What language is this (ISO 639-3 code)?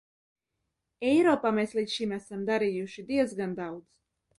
lav